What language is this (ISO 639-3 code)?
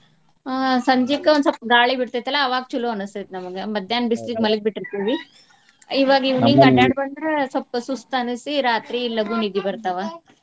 kan